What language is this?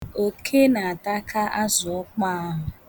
Igbo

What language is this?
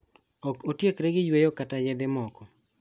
Luo (Kenya and Tanzania)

